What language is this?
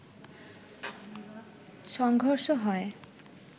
Bangla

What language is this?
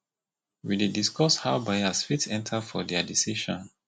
Nigerian Pidgin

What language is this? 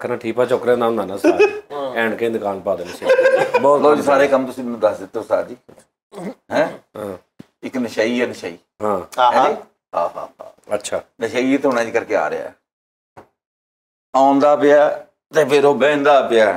Hindi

